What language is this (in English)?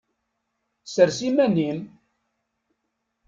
Kabyle